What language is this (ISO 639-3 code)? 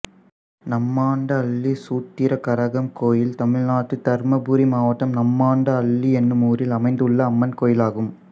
tam